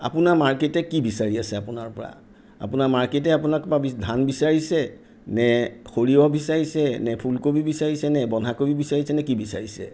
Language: Assamese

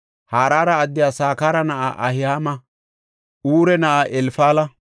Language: Gofa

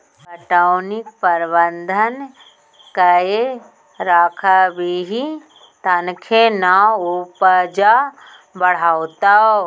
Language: Maithili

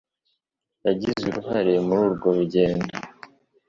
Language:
Kinyarwanda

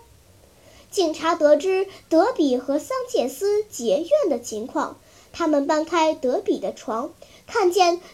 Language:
Chinese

